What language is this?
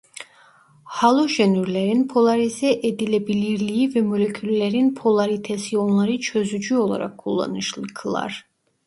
Turkish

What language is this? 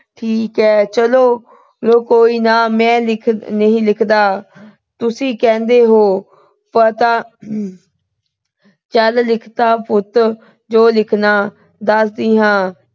Punjabi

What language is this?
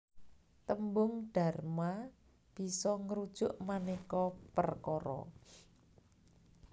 Javanese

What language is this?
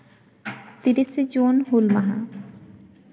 Santali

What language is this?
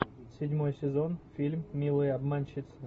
Russian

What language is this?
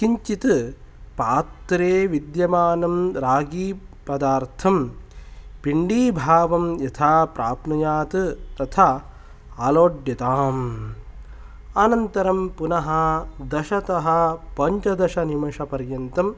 Sanskrit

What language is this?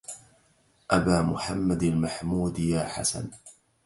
Arabic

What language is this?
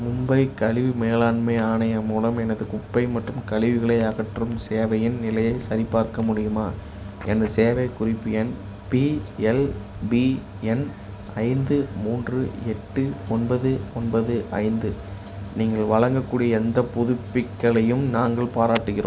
Tamil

